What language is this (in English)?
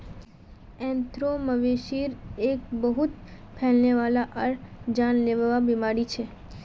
Magahi